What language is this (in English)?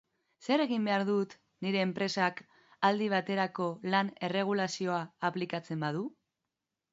Basque